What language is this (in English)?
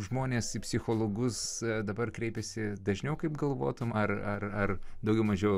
Lithuanian